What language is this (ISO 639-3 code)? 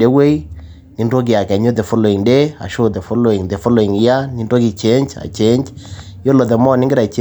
mas